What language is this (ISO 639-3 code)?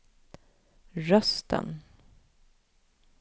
swe